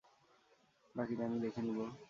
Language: Bangla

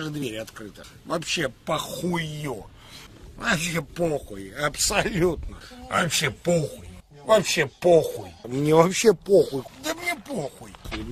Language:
Russian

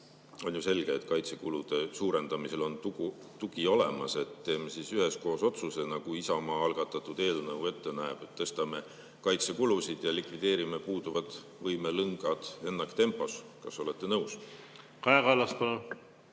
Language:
Estonian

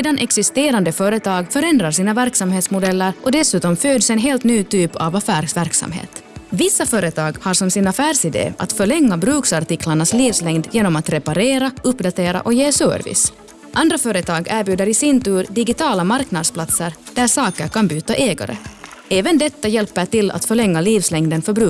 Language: Swedish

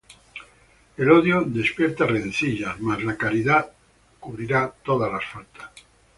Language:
Spanish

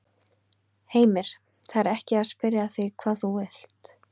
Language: Icelandic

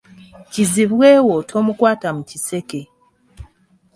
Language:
Ganda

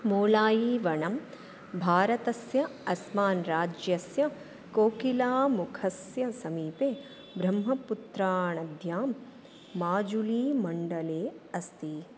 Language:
Sanskrit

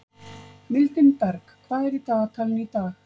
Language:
Icelandic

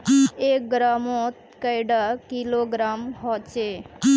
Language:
Magahi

